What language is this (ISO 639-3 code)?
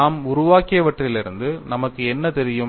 tam